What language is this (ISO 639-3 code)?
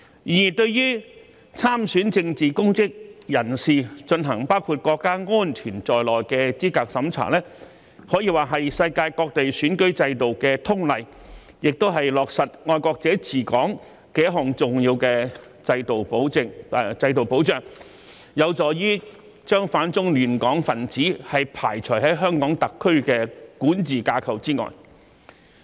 yue